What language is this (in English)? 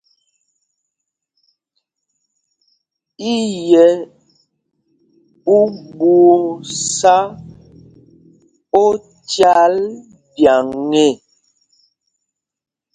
Mpumpong